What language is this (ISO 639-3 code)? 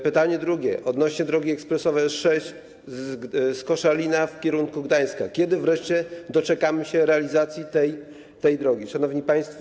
pol